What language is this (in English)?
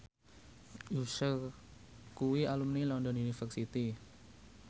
Javanese